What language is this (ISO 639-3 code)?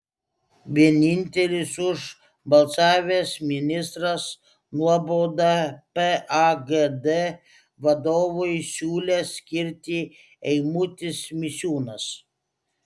lit